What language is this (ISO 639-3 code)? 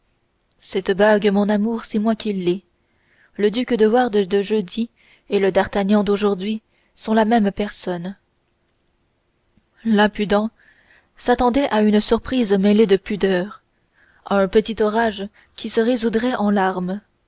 fra